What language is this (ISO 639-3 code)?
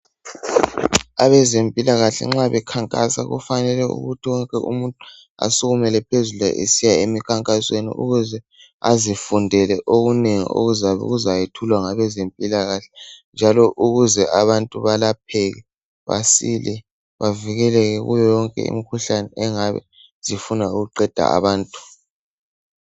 nde